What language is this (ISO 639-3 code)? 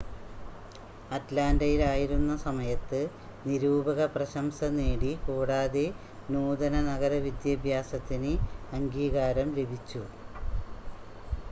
mal